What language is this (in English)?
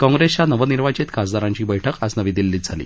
Marathi